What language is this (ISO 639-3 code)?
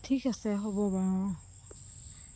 asm